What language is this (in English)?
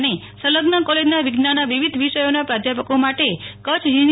Gujarati